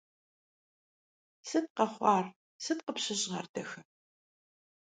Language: Kabardian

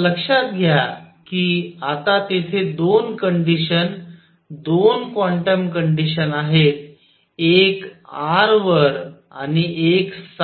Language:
Marathi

